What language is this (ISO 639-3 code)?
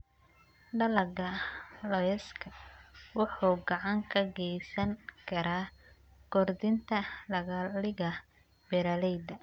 som